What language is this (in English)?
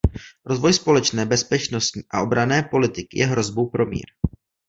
Czech